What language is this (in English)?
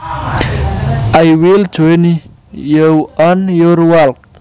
Javanese